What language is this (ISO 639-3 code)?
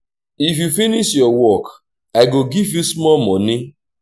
pcm